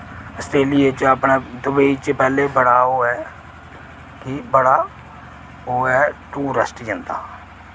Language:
Dogri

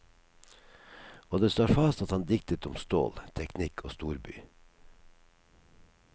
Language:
Norwegian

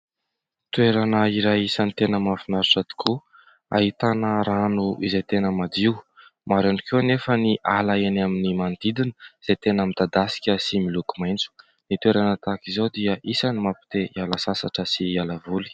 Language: Malagasy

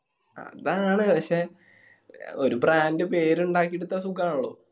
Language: Malayalam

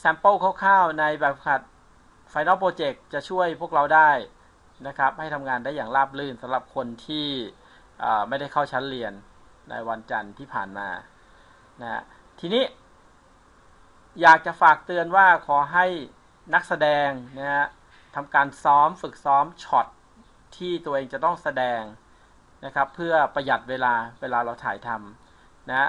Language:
Thai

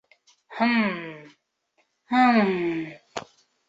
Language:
Bashkir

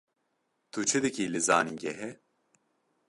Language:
Kurdish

